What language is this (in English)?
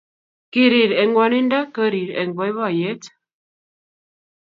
Kalenjin